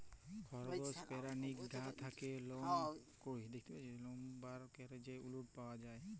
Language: Bangla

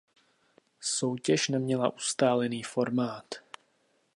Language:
Czech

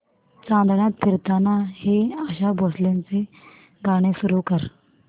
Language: Marathi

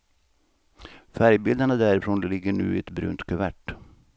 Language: Swedish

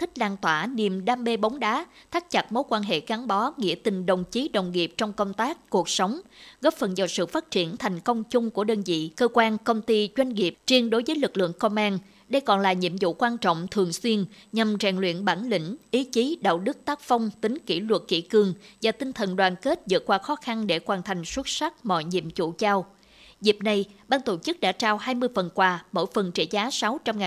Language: Vietnamese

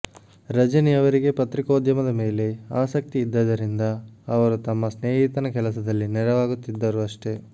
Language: Kannada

